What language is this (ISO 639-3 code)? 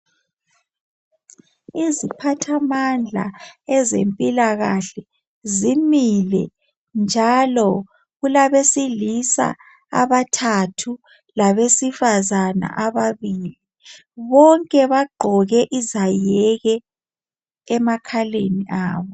nde